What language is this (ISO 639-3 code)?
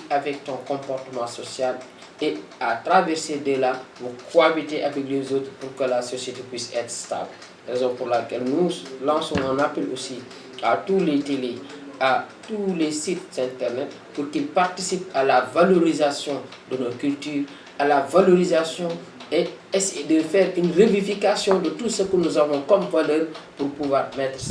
fra